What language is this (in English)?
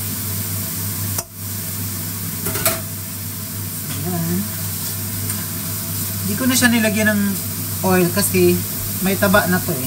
Filipino